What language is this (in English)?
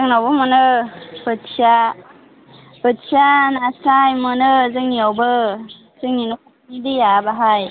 Bodo